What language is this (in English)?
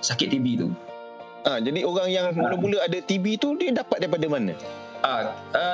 Malay